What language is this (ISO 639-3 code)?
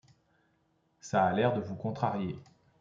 fra